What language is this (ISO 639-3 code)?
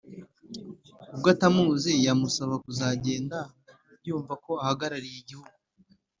kin